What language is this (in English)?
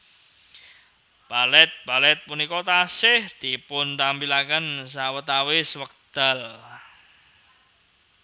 Javanese